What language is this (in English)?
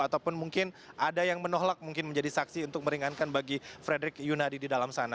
Indonesian